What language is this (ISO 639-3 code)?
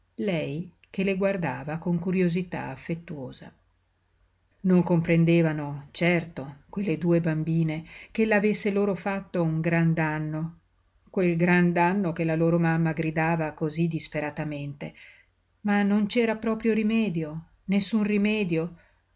ita